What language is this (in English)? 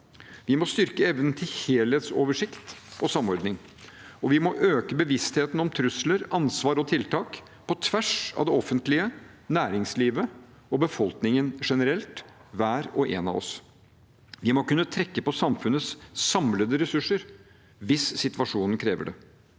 Norwegian